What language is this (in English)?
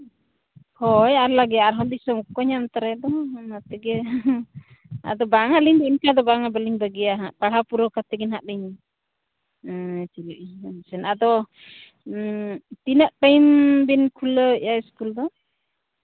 Santali